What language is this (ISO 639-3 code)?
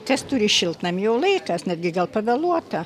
lit